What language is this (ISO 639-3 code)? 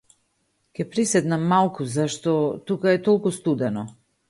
mkd